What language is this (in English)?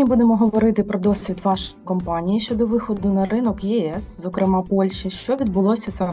Ukrainian